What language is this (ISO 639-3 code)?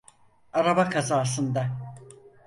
tur